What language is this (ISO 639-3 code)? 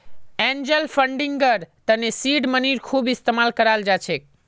mag